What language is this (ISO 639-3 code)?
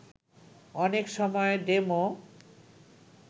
ben